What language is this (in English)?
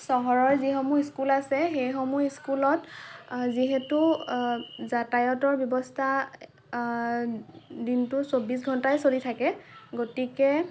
Assamese